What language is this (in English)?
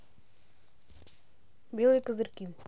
Russian